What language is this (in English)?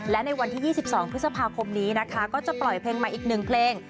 Thai